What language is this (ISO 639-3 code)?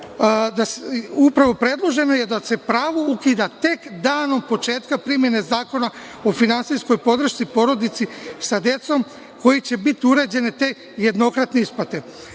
srp